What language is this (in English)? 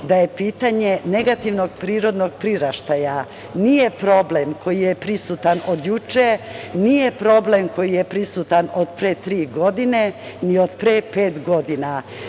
Serbian